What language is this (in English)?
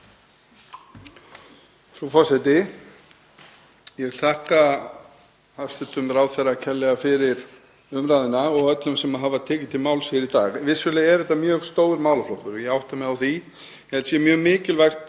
Icelandic